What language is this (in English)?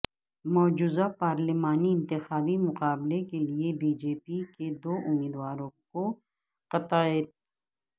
Urdu